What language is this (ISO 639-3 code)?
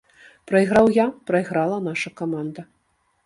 bel